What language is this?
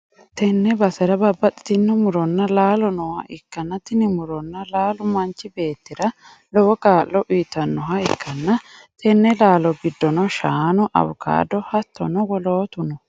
Sidamo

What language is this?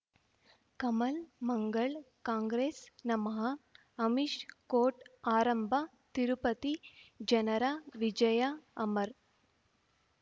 Kannada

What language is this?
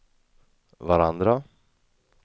Swedish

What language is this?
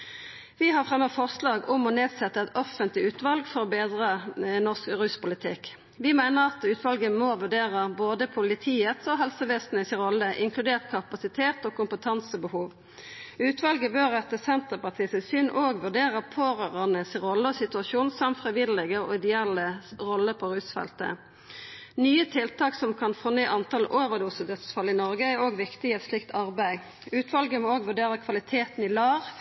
Norwegian Nynorsk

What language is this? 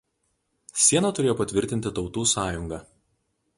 Lithuanian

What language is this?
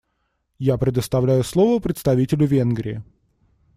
Russian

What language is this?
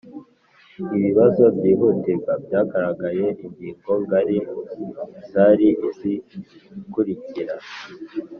Kinyarwanda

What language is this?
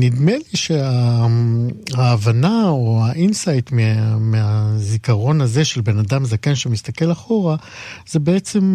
Hebrew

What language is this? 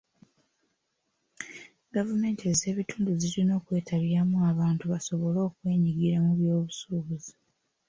Ganda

